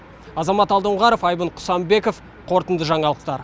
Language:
Kazakh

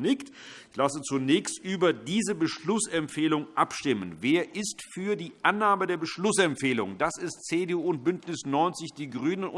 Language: German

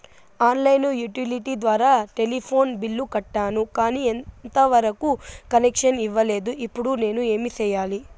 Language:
Telugu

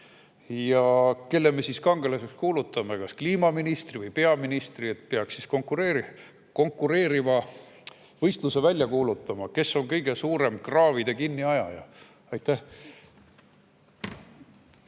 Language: Estonian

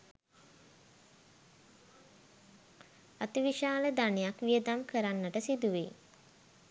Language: Sinhala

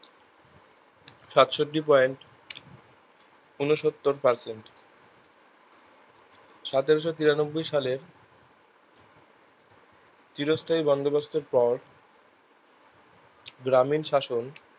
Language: Bangla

